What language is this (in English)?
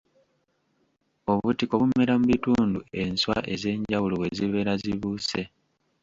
Ganda